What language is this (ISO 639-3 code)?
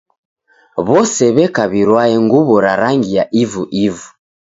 dav